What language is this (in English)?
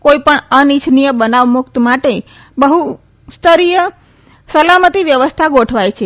Gujarati